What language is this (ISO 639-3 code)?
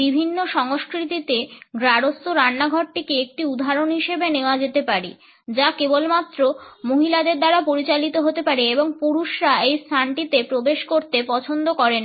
ben